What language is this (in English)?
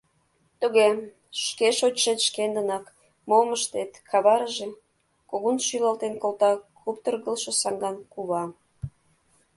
Mari